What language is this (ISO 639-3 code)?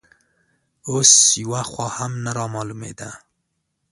pus